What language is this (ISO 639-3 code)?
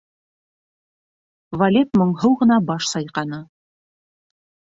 bak